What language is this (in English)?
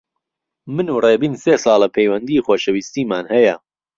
Central Kurdish